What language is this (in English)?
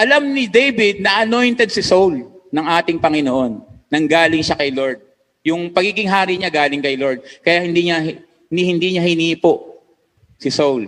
Filipino